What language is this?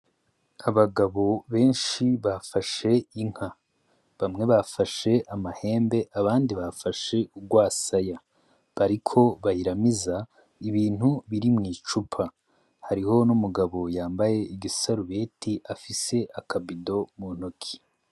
Rundi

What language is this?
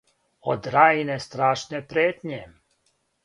Serbian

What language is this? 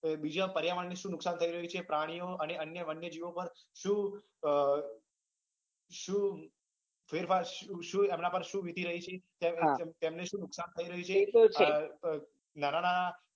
Gujarati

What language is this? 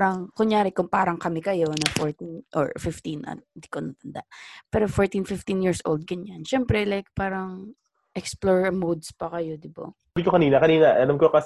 Filipino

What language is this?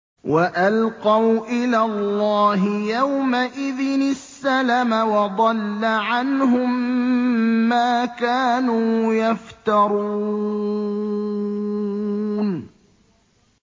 Arabic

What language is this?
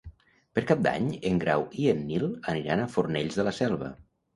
Catalan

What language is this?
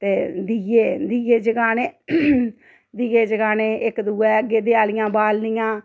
Dogri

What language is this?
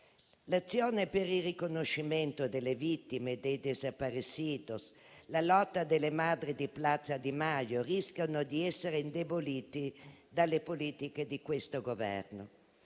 Italian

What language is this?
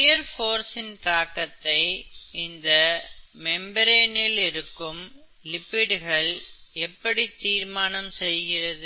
Tamil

